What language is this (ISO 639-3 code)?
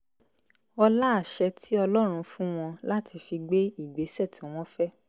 yor